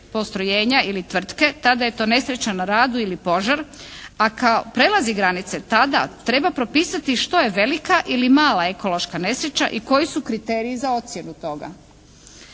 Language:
Croatian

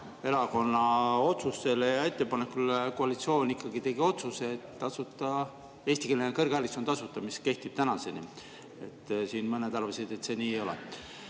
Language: Estonian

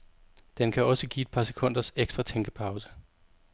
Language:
Danish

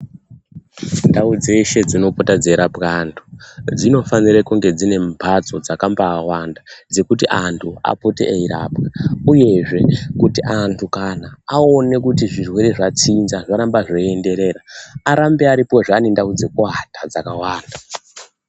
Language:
Ndau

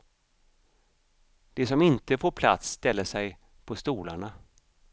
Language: Swedish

